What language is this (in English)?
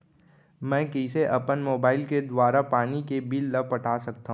Chhattisgarhi